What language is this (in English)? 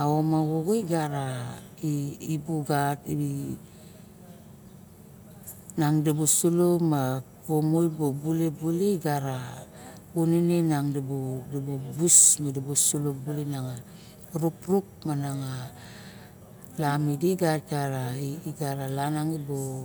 Barok